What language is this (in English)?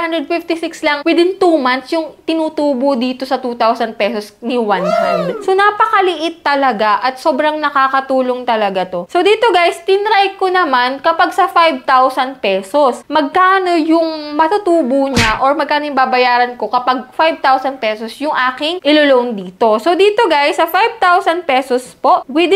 Filipino